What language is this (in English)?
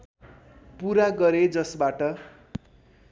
Nepali